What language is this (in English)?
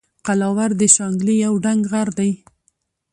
Pashto